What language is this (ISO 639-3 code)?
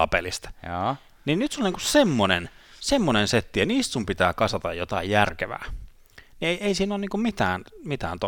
fin